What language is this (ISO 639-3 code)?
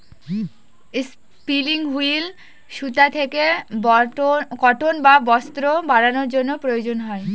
ben